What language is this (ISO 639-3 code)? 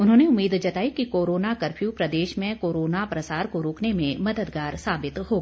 hin